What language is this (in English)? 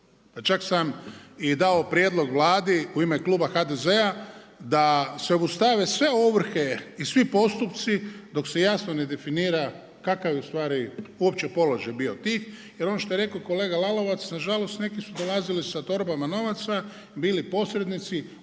Croatian